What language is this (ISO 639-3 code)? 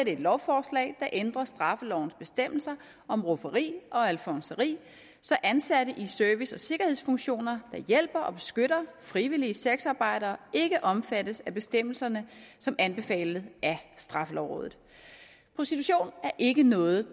dan